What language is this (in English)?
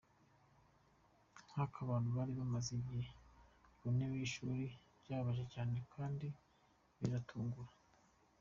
Kinyarwanda